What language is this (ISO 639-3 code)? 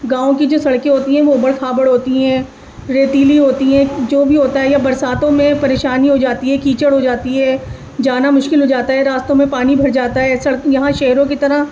urd